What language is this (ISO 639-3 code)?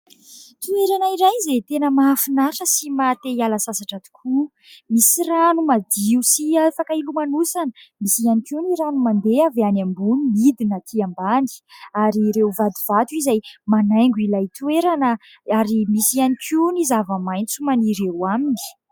mlg